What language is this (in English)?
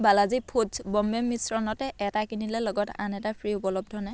Assamese